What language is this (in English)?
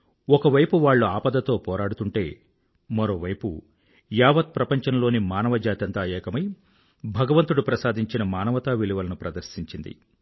Telugu